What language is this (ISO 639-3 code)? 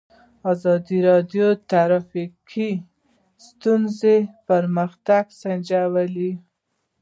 pus